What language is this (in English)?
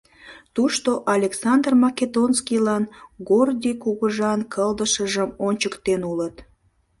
Mari